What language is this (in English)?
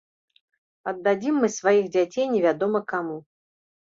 Belarusian